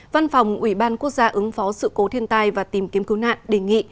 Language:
Vietnamese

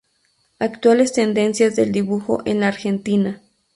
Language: Spanish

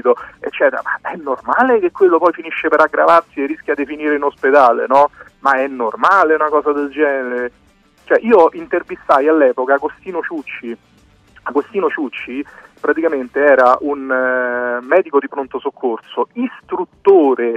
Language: Italian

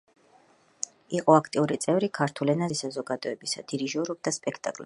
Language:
Georgian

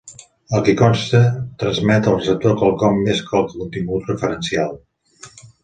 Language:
Catalan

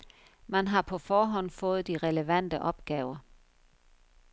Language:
Danish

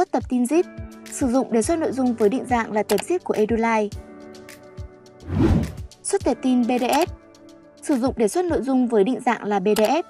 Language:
Vietnamese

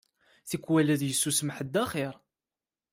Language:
Kabyle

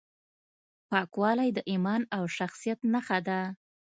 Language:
Pashto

